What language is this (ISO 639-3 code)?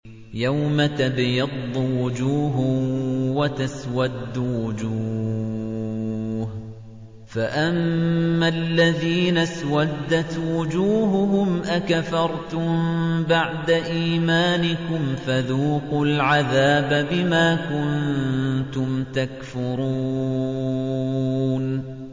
ara